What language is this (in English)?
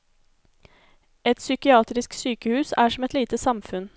Norwegian